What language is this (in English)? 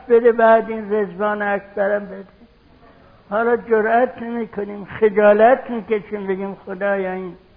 Persian